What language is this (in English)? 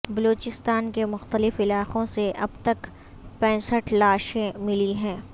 Urdu